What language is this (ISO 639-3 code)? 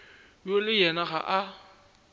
nso